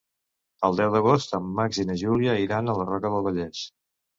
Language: Catalan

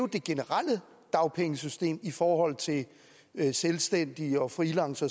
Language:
Danish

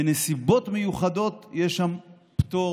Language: Hebrew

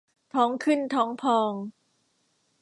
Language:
Thai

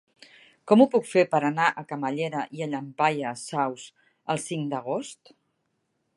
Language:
Catalan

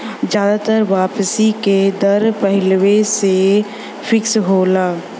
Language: Bhojpuri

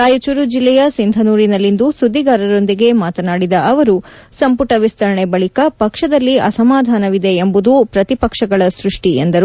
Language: Kannada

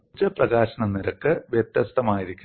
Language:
Malayalam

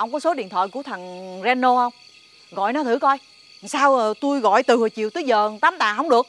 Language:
Vietnamese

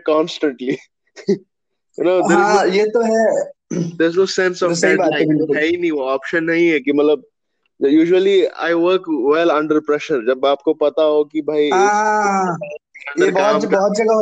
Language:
Hindi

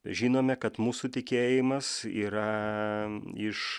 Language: Lithuanian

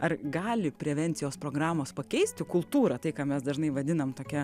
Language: Lithuanian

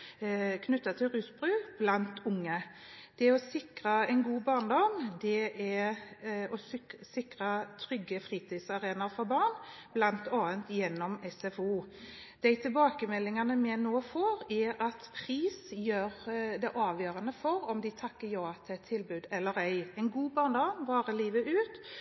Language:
Norwegian Bokmål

